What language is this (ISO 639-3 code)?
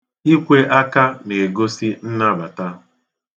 ibo